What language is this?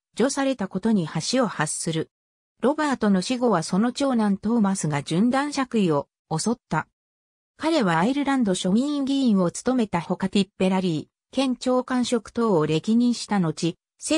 Japanese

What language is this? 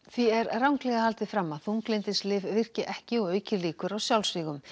Icelandic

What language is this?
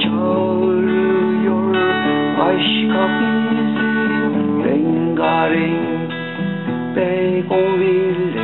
Turkish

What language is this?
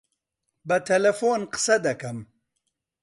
Central Kurdish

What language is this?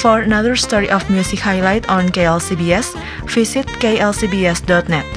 Indonesian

